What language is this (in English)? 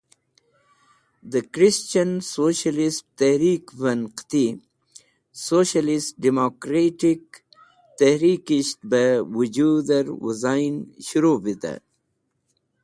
Wakhi